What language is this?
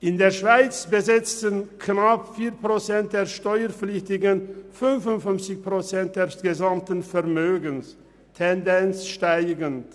Swiss German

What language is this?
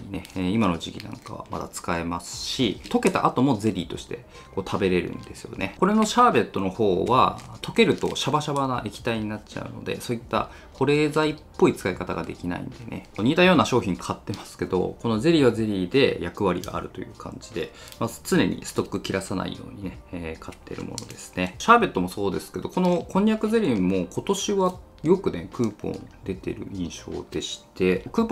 Japanese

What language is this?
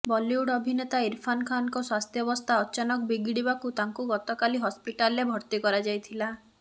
Odia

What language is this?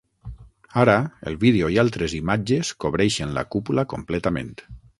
Catalan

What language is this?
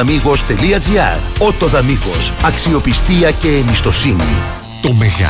Greek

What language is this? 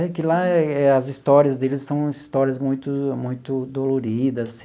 Portuguese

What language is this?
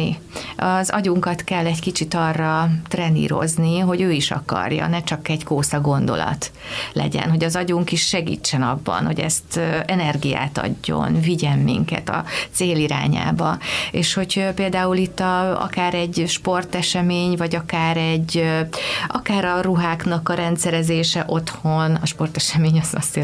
Hungarian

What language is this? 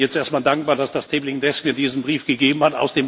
German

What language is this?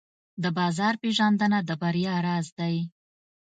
Pashto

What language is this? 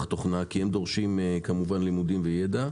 Hebrew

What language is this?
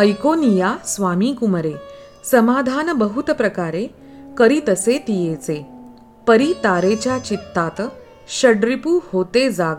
Marathi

